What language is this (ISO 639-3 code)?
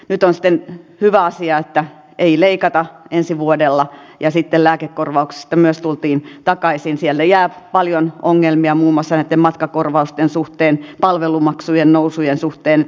fin